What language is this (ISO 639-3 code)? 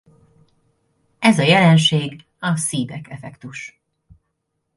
hun